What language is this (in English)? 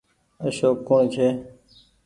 Goaria